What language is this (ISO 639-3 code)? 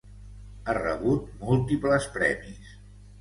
cat